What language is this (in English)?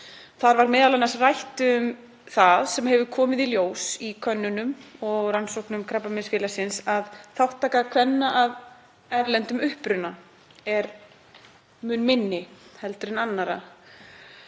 Icelandic